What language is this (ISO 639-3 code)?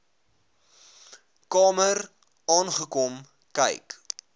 afr